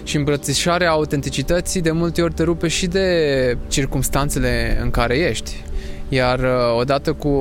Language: Romanian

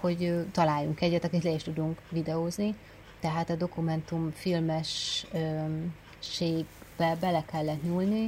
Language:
Hungarian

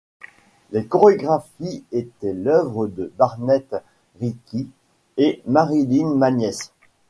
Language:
French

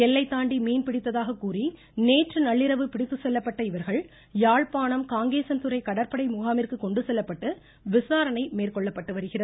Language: Tamil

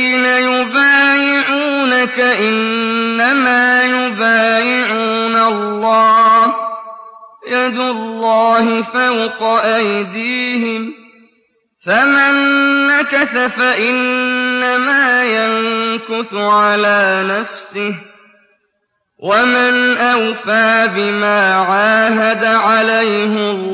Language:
Arabic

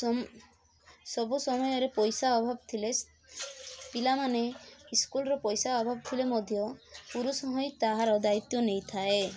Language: Odia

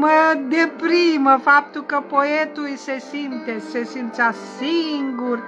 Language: Romanian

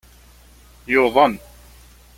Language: Kabyle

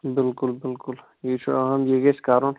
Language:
Kashmiri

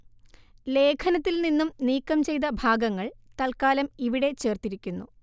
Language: Malayalam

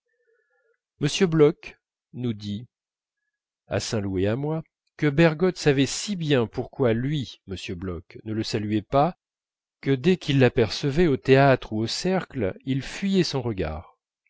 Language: French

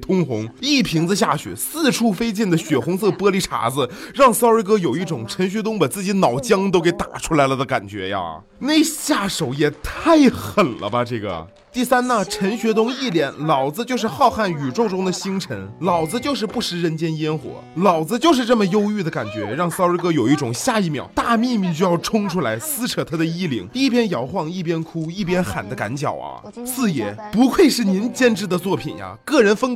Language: Chinese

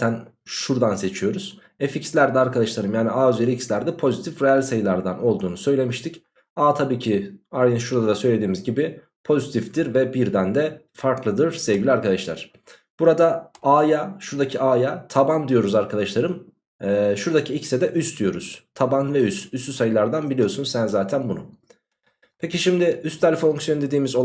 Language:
Turkish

